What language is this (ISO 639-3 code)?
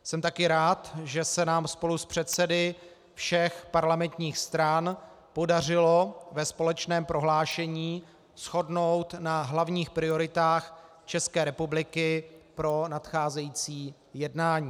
ces